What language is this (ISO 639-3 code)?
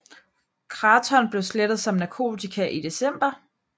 dan